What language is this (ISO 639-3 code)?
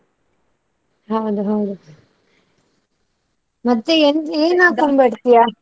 kan